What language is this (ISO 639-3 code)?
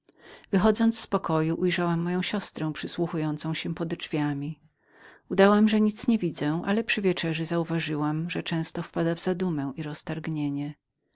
pol